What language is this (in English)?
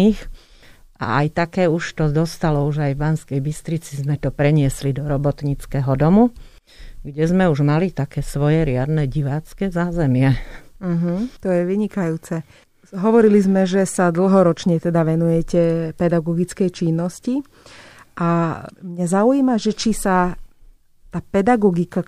Slovak